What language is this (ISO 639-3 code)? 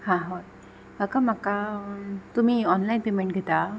kok